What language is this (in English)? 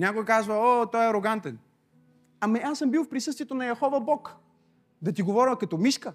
Bulgarian